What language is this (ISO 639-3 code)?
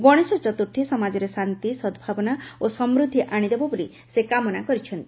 ori